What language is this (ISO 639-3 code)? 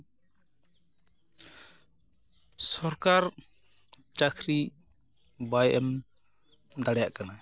sat